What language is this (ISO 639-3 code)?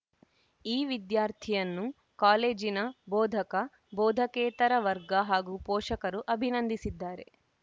kan